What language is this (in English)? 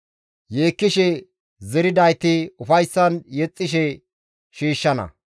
Gamo